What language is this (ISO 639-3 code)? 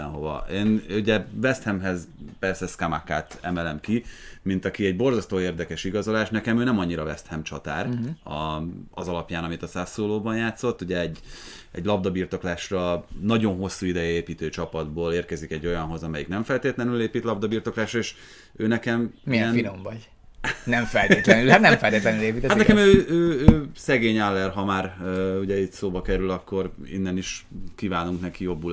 hun